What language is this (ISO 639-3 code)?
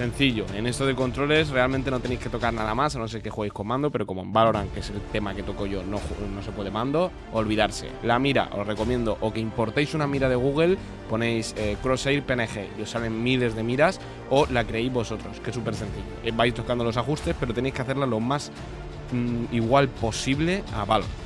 spa